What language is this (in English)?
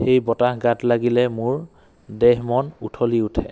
Assamese